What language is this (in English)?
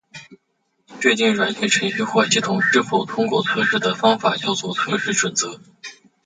Chinese